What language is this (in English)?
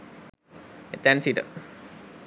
Sinhala